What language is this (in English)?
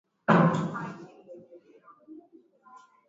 Swahili